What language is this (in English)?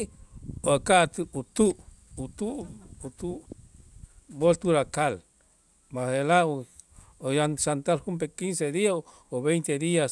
Itzá